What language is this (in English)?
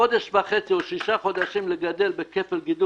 Hebrew